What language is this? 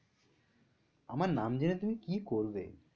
Bangla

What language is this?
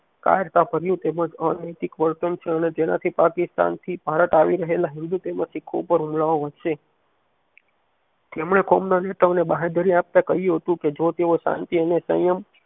Gujarati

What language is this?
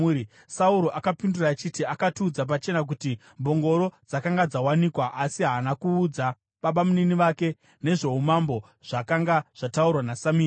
Shona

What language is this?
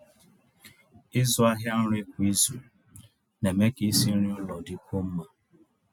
Igbo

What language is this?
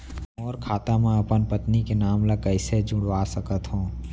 Chhattisgarhi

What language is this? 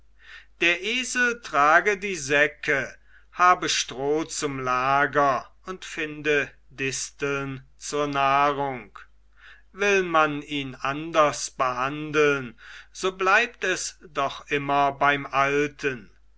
German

